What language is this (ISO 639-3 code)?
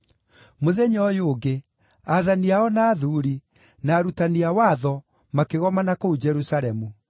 kik